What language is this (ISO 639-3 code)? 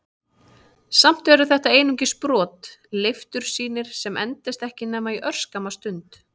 isl